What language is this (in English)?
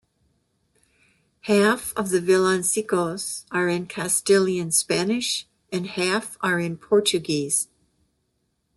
English